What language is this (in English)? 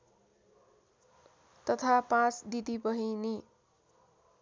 Nepali